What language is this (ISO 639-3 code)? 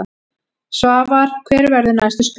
isl